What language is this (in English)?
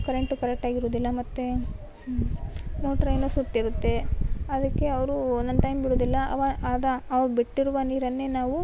Kannada